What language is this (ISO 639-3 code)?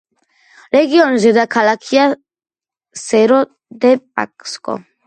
kat